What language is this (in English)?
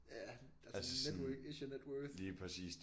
Danish